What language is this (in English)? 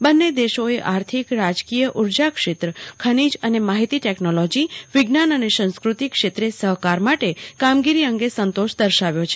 Gujarati